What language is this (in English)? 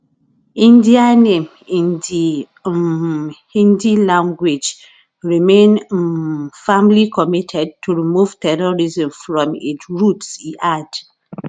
Nigerian Pidgin